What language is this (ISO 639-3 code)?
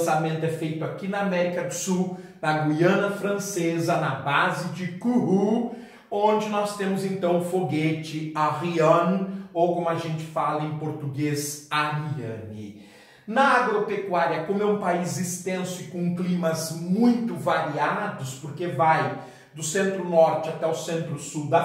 por